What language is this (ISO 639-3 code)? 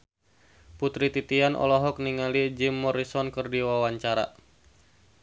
sun